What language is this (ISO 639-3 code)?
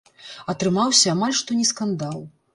bel